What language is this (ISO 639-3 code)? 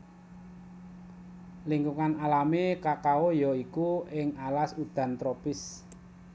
jav